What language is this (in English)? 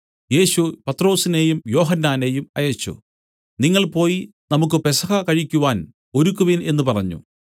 Malayalam